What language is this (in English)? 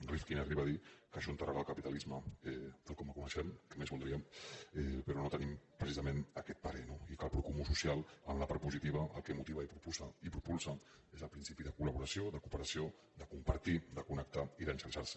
Catalan